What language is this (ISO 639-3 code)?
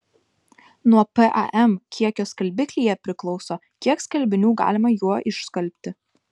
lit